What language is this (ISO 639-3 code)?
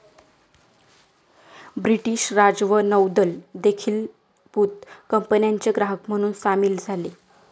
mar